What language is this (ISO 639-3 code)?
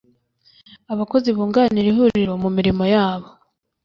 kin